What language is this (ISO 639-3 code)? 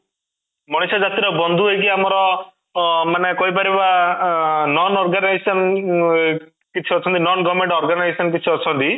ori